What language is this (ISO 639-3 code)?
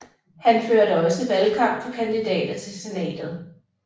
dan